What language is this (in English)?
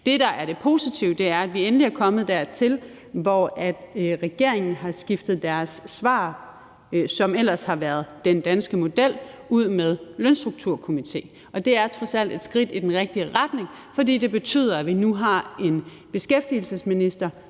Danish